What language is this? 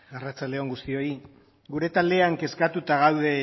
Basque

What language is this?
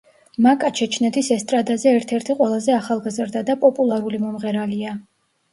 Georgian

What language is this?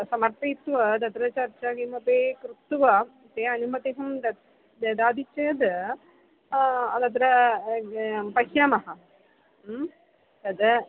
Sanskrit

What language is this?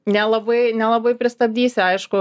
Lithuanian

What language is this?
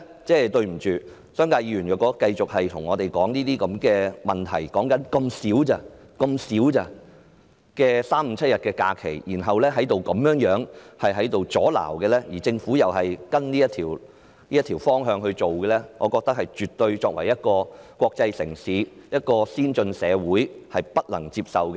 Cantonese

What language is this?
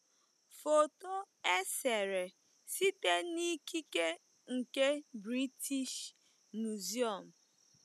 Igbo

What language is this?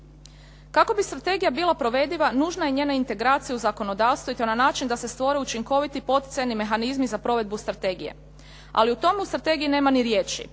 Croatian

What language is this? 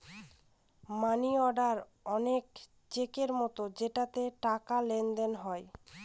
Bangla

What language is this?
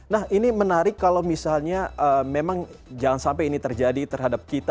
Indonesian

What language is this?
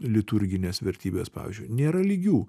Lithuanian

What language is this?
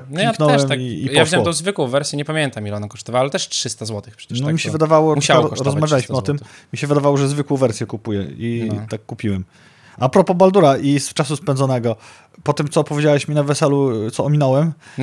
Polish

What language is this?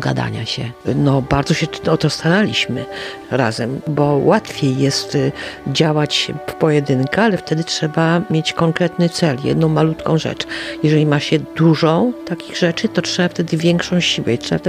Polish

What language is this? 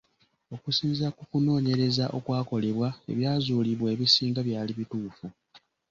Ganda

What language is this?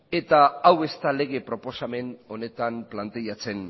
Basque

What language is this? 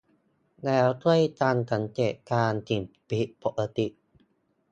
Thai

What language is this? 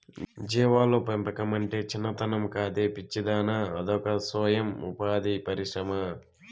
Telugu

